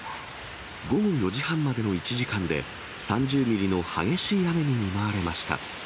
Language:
Japanese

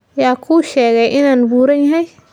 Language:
Somali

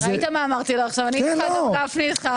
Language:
Hebrew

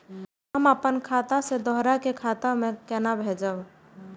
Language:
Maithili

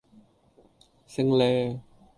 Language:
Cantonese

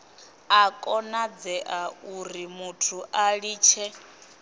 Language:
Venda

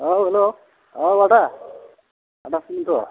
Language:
Bodo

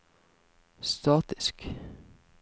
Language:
Norwegian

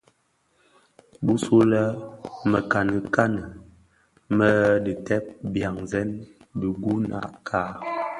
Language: Bafia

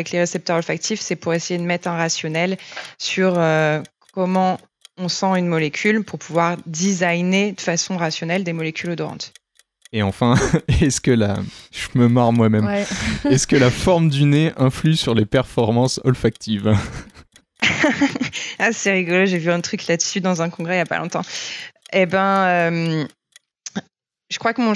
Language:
French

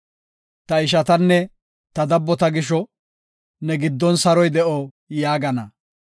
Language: Gofa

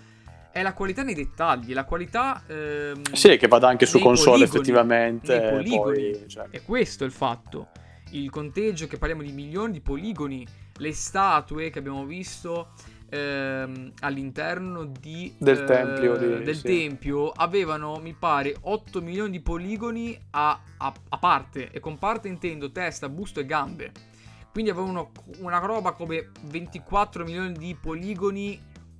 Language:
Italian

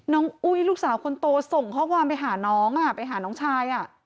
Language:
Thai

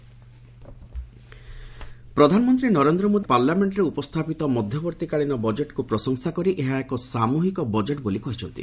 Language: Odia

